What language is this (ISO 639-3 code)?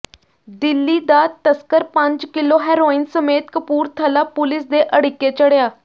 pan